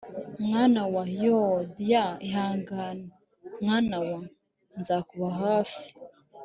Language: Kinyarwanda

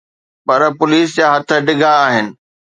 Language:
Sindhi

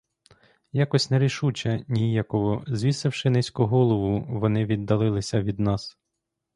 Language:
Ukrainian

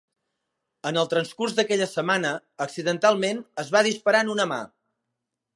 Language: Catalan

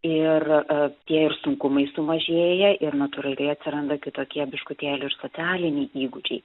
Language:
Lithuanian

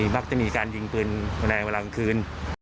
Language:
Thai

